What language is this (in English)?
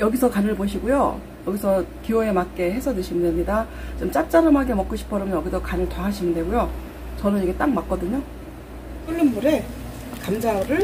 Korean